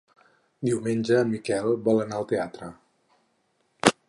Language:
Catalan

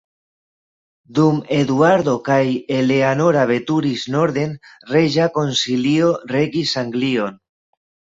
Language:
Esperanto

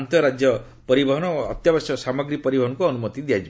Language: Odia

